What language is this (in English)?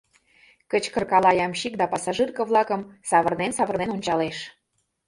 Mari